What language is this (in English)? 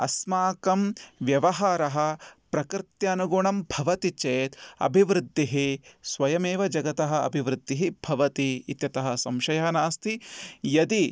Sanskrit